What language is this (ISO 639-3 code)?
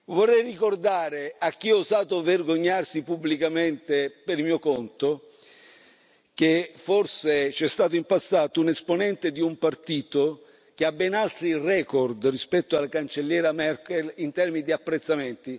ita